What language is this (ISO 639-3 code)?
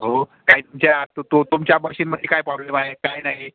mar